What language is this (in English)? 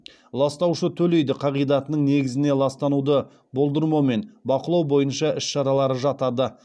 Kazakh